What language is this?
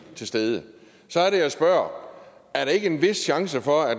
Danish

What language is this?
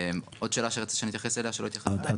Hebrew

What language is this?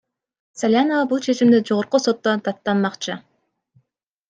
Kyrgyz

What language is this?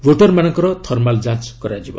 Odia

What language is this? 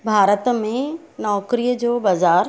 Sindhi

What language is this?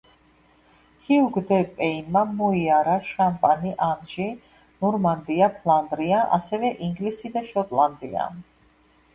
Georgian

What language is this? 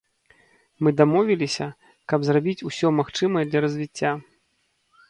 Belarusian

